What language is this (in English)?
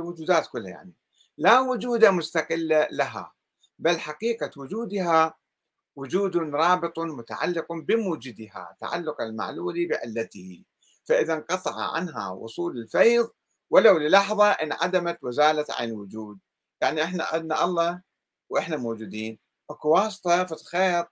Arabic